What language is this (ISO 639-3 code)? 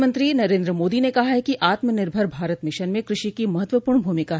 hin